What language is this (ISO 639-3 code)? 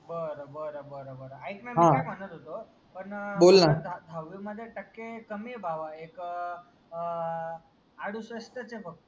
mar